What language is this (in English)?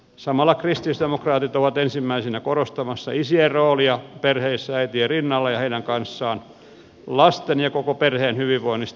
Finnish